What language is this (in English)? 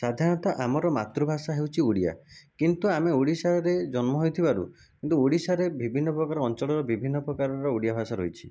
Odia